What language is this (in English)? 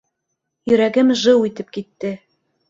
Bashkir